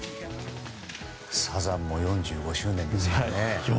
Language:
Japanese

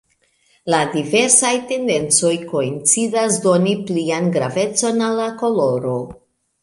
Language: Esperanto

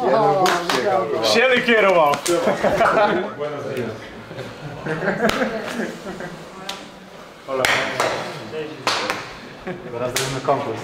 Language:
Polish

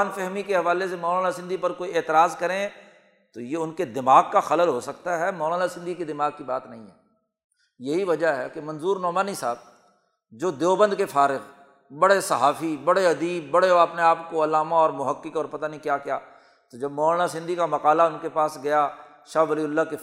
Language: Urdu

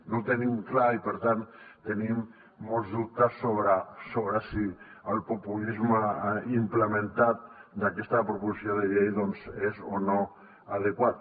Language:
Catalan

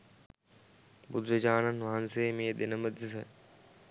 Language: Sinhala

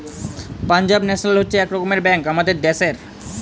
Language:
Bangla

